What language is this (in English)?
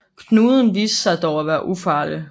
Danish